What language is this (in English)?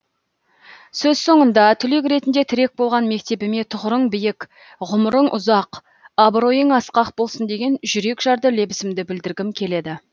Kazakh